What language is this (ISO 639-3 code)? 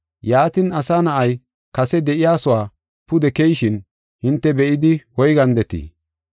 gof